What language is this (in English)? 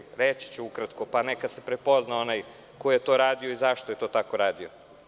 Serbian